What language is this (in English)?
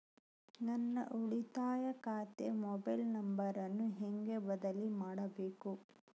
Kannada